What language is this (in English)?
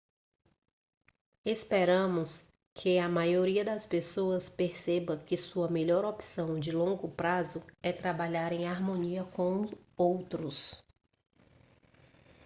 Portuguese